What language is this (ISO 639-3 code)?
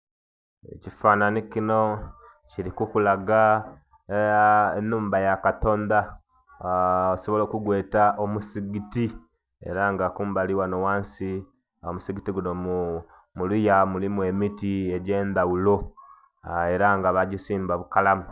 xog